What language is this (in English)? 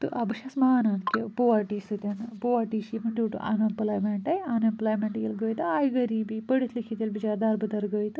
Kashmiri